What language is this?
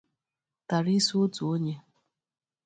Igbo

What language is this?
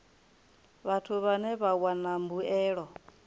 Venda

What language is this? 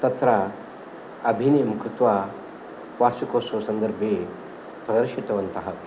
Sanskrit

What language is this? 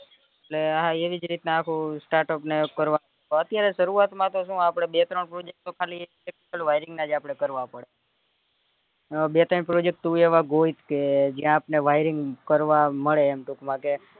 Gujarati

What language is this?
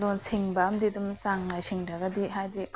Manipuri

